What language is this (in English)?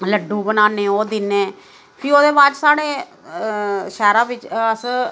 Dogri